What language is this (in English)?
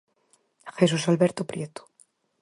Galician